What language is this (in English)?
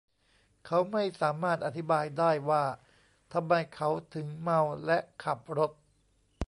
Thai